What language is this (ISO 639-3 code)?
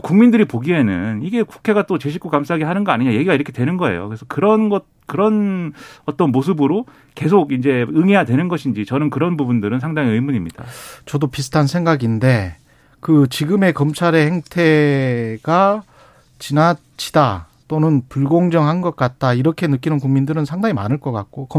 kor